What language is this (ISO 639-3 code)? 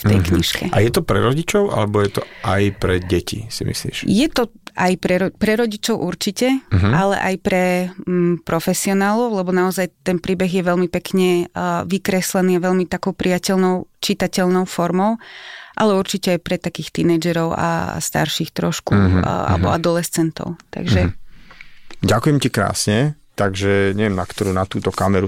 slk